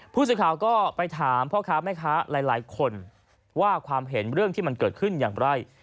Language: Thai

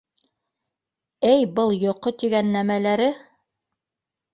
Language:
Bashkir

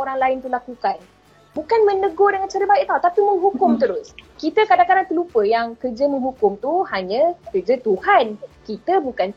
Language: Malay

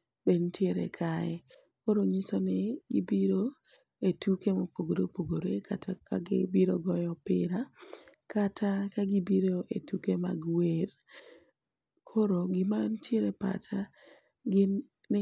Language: Luo (Kenya and Tanzania)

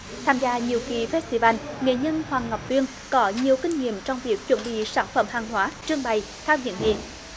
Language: Vietnamese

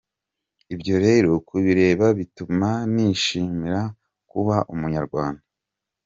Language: Kinyarwanda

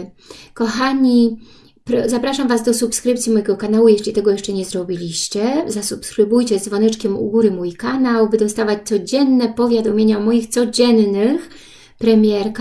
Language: Polish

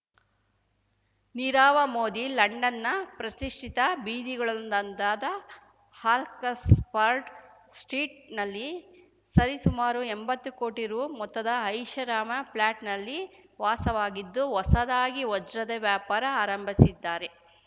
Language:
Kannada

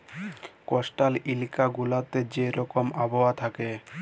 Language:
Bangla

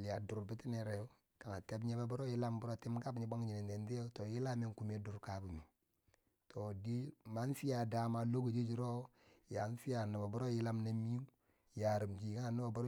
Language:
Bangwinji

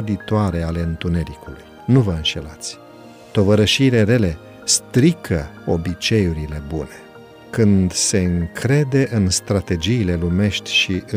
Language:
Romanian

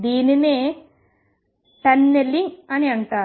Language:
Telugu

